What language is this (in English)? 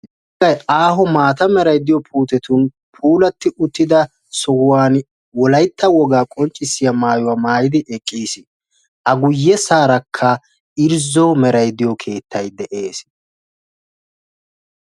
Wolaytta